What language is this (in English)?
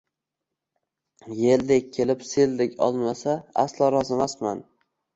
Uzbek